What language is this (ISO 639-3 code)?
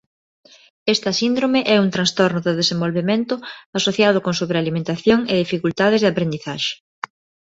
glg